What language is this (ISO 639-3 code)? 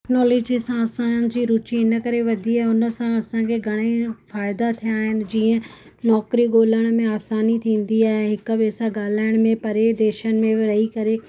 snd